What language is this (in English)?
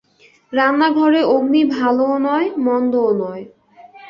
Bangla